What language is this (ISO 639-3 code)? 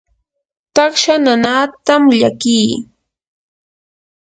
qur